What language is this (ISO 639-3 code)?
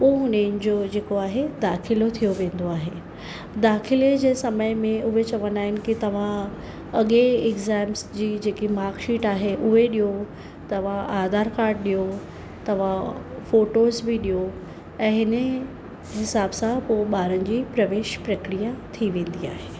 snd